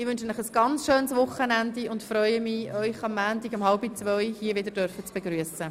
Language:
Swiss German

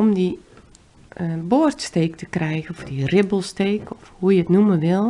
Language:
Dutch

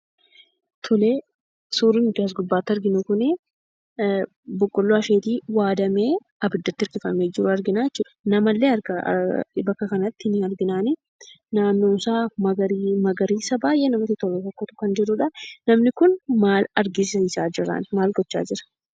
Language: Oromo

